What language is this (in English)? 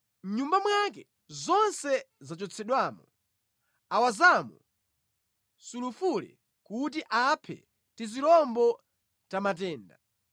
Nyanja